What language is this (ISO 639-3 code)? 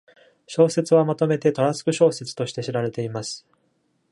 jpn